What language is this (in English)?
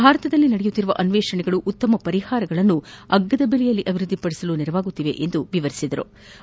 Kannada